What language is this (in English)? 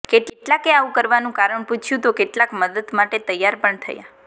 Gujarati